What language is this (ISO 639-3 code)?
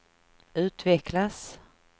swe